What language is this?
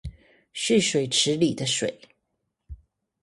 Chinese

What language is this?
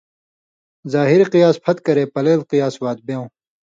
Indus Kohistani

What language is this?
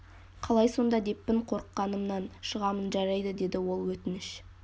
Kazakh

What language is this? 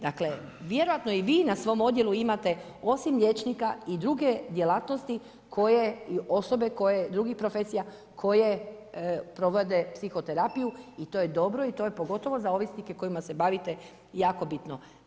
Croatian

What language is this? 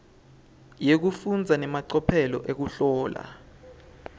Swati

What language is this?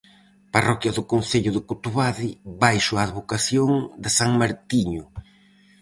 Galician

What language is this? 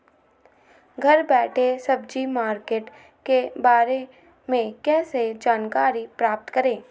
Magahi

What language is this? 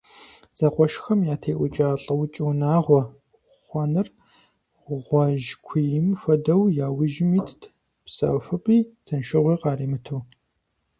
Kabardian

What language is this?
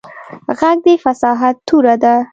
Pashto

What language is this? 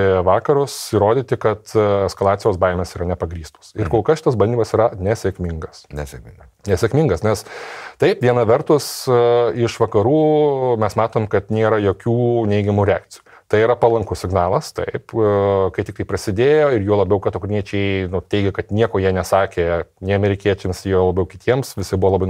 Lithuanian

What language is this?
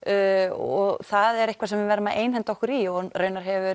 Icelandic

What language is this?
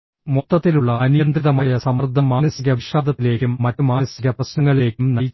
Malayalam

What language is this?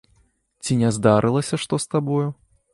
Belarusian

